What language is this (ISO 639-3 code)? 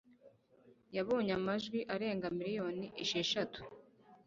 kin